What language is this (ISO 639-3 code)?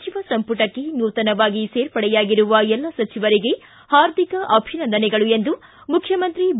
kan